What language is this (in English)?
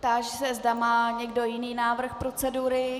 Czech